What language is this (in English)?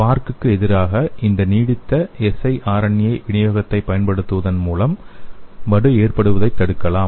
Tamil